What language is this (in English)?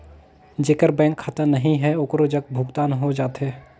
Chhattisgarhi